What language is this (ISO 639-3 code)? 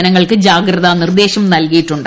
mal